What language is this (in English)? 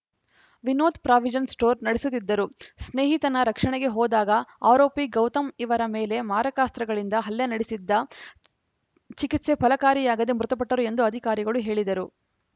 Kannada